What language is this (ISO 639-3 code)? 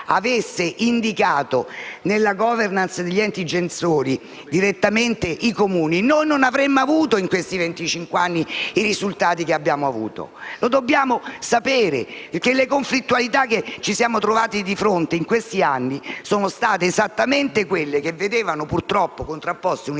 ita